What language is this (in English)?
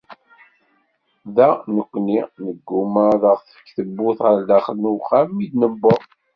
Kabyle